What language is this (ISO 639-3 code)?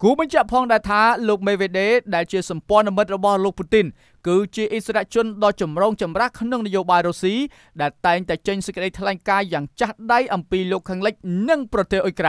tha